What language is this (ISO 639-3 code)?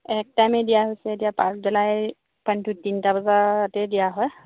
asm